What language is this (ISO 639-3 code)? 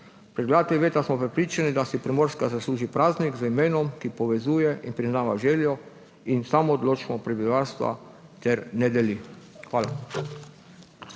slv